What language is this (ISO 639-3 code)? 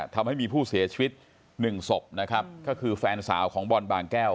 tha